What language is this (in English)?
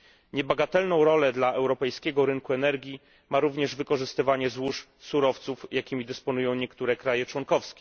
Polish